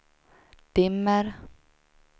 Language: Swedish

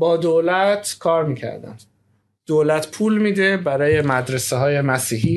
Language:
Persian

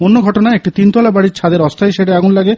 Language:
Bangla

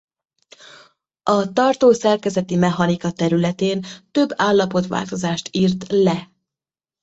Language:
Hungarian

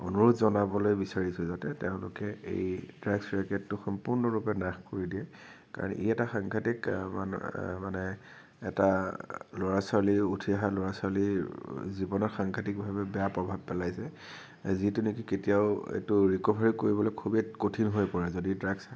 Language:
Assamese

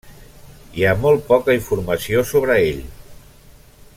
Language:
Catalan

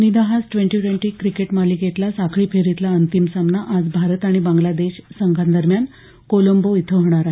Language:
Marathi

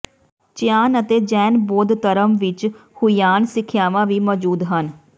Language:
Punjabi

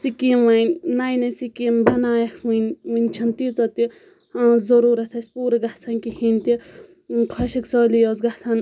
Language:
Kashmiri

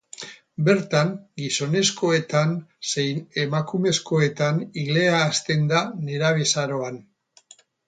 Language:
Basque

